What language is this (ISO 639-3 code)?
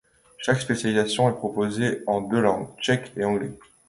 fra